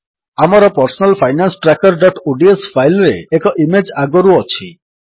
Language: Odia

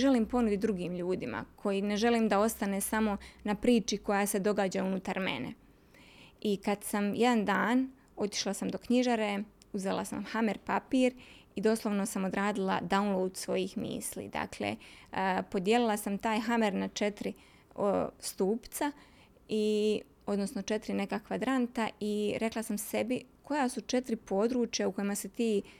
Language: Croatian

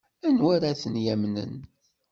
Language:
Kabyle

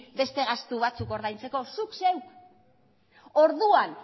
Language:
Basque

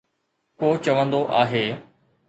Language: Sindhi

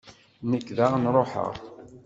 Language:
Kabyle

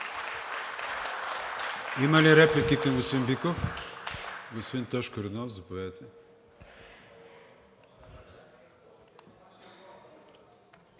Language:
Bulgarian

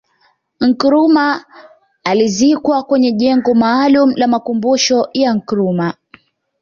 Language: Swahili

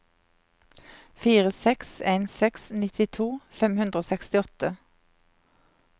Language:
Norwegian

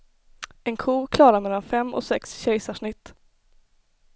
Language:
Swedish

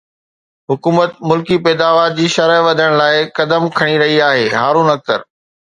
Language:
Sindhi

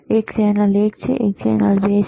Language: Gujarati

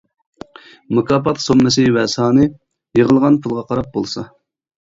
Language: Uyghur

